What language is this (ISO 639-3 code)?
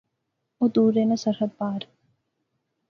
phr